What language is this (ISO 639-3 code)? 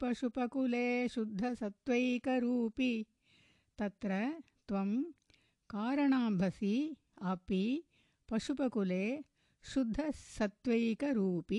tam